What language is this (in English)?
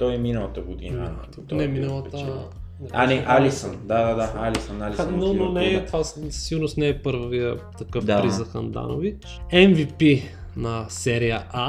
Bulgarian